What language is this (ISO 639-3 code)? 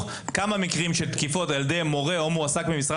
heb